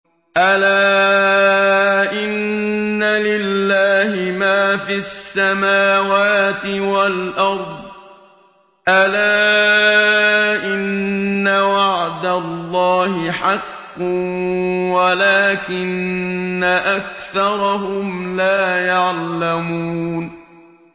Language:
Arabic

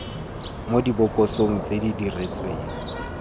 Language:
Tswana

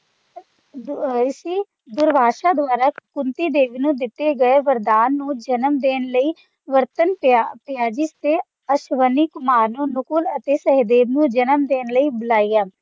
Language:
Punjabi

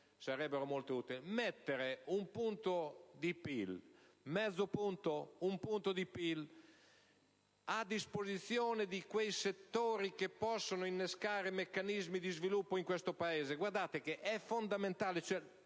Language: Italian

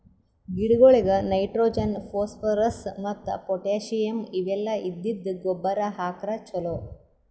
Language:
Kannada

